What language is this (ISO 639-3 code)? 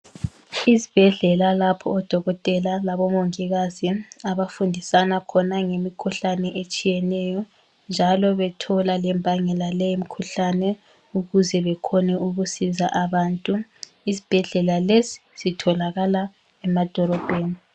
nde